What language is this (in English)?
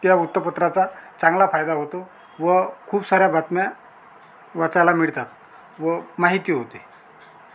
Marathi